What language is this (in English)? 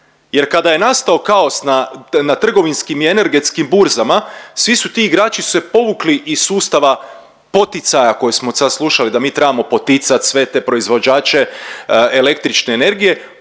Croatian